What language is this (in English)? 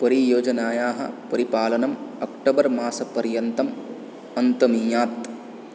Sanskrit